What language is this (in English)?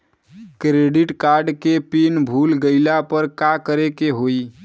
Bhojpuri